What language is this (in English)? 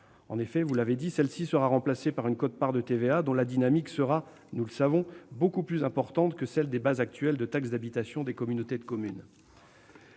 French